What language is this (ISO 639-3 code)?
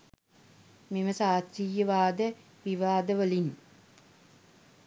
sin